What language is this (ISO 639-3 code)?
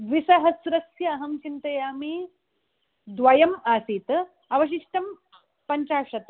san